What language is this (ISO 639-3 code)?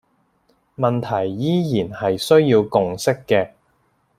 yue